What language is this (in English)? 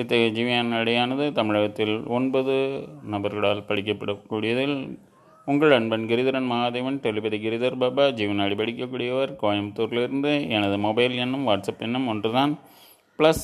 Tamil